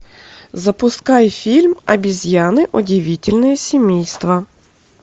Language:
Russian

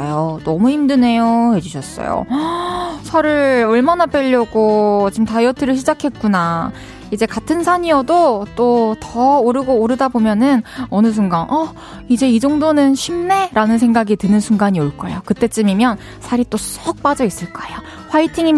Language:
Korean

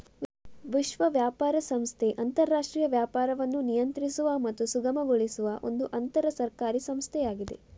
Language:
Kannada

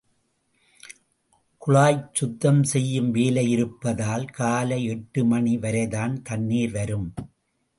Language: Tamil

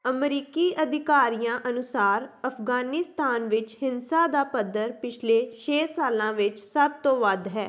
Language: Punjabi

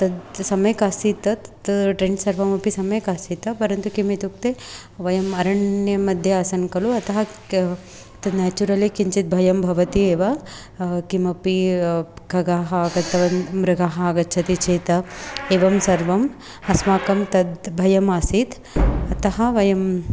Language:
Sanskrit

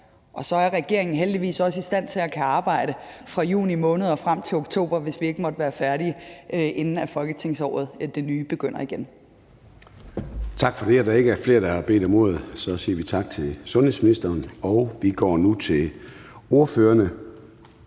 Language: Danish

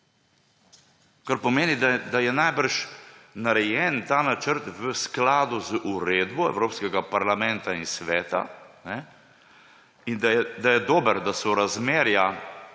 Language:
Slovenian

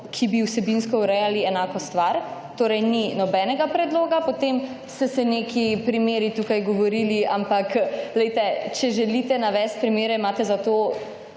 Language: Slovenian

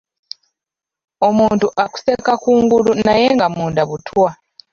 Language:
Ganda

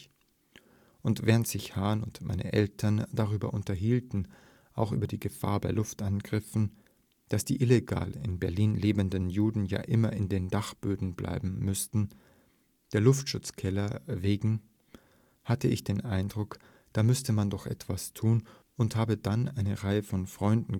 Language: German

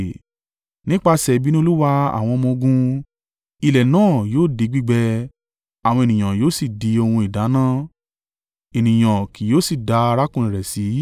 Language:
Yoruba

